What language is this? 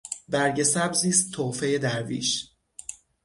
Persian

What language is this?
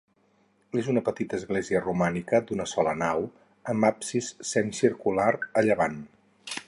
Catalan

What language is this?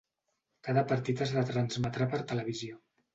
Catalan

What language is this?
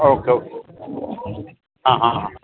Gujarati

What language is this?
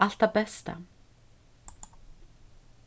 Faroese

